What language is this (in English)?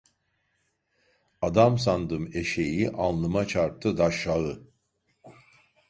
Turkish